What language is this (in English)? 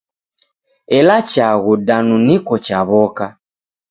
Taita